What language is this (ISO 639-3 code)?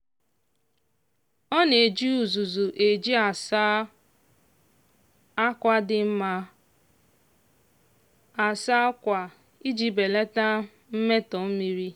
ibo